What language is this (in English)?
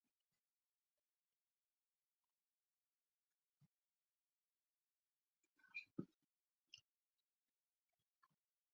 Basque